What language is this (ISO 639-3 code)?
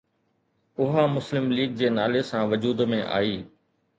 snd